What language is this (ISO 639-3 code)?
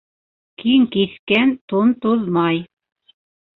bak